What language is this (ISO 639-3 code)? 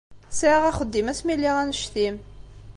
kab